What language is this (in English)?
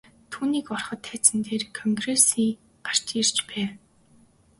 Mongolian